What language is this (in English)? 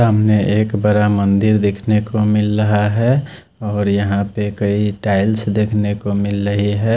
Hindi